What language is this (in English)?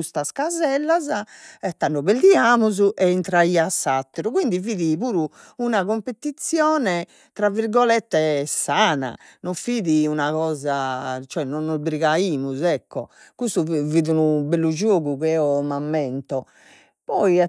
Sardinian